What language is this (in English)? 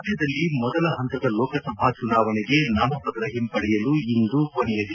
Kannada